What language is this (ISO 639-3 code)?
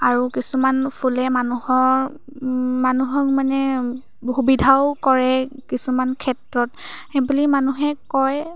asm